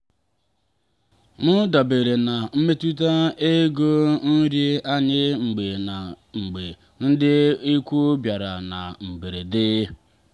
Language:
Igbo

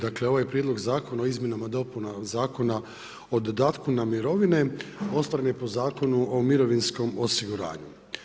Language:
Croatian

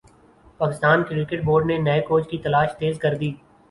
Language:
Urdu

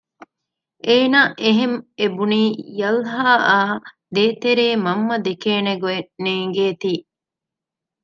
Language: Divehi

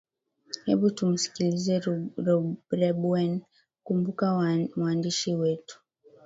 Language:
Swahili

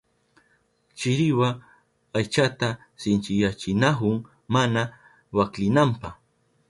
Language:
Southern Pastaza Quechua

